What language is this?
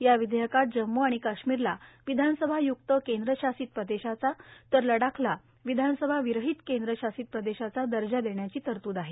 Marathi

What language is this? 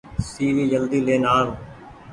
Goaria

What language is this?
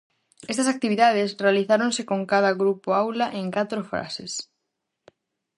Galician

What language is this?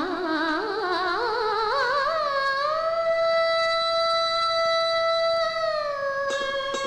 Malayalam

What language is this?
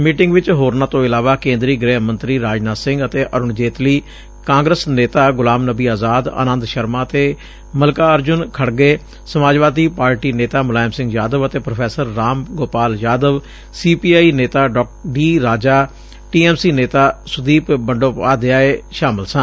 Punjabi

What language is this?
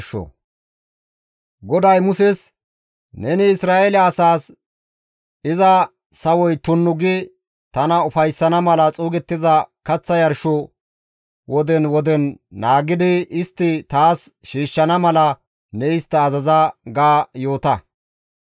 Gamo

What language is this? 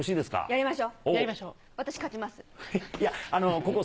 Japanese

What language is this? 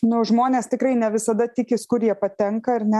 Lithuanian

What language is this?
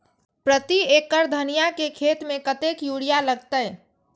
Maithili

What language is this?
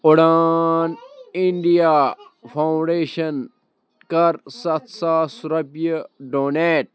Kashmiri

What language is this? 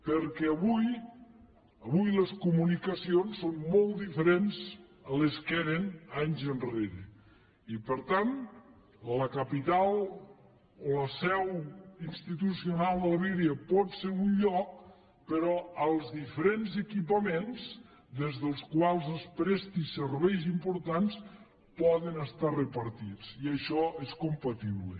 Catalan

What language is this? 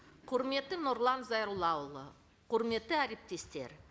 Kazakh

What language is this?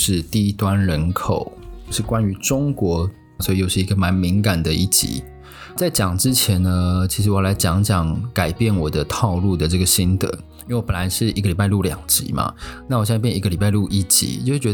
Chinese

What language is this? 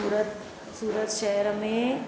Sindhi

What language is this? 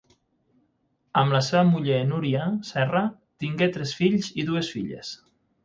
Catalan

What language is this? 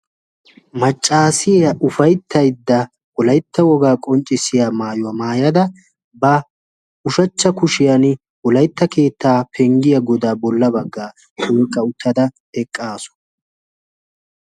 Wolaytta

